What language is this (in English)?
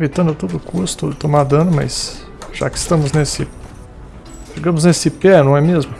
Portuguese